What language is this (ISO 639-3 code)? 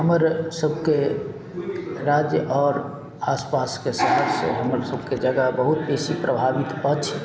mai